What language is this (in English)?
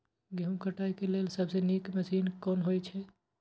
Maithili